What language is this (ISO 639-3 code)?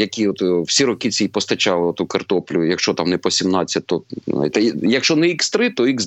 ukr